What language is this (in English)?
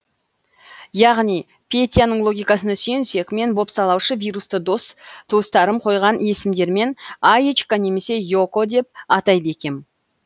Kazakh